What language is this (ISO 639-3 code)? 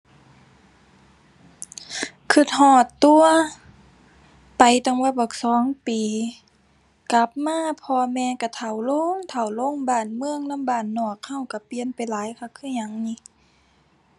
tha